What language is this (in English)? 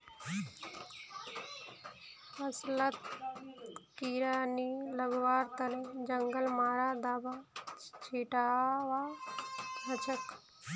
Magahi